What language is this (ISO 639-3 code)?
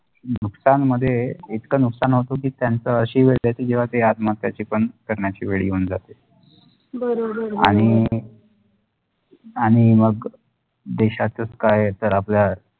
mar